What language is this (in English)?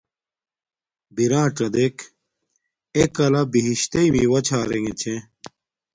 Domaaki